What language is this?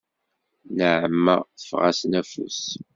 Kabyle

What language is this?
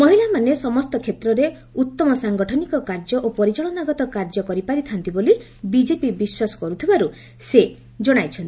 Odia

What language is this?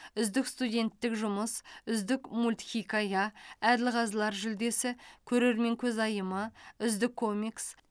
Kazakh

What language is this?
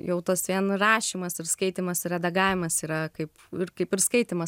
Lithuanian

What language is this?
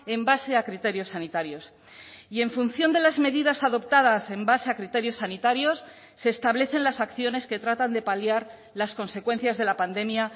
Spanish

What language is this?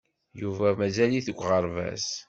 Kabyle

